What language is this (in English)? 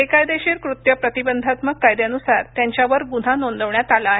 Marathi